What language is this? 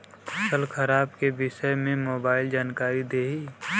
Bhojpuri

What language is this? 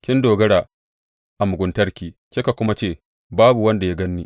Hausa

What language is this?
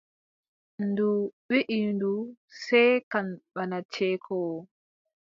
Adamawa Fulfulde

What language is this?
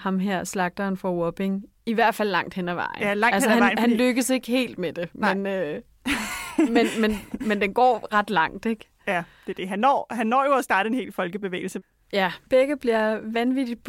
Danish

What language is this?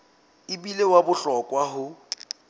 Southern Sotho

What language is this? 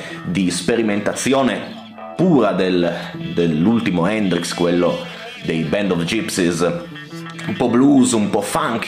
Italian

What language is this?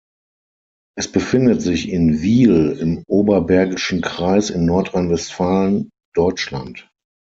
German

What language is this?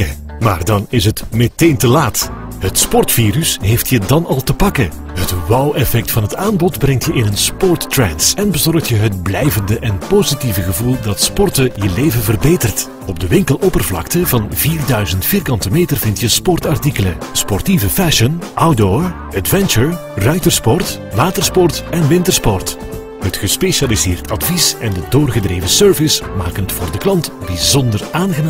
Dutch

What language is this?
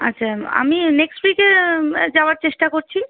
Bangla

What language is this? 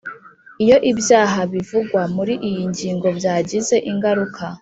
Kinyarwanda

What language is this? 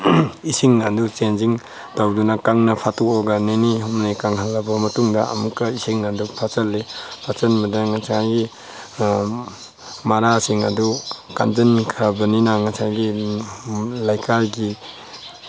Manipuri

